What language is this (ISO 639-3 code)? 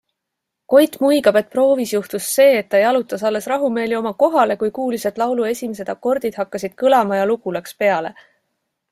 est